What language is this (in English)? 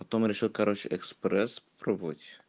Russian